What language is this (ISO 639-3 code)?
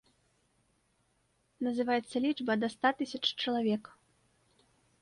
bel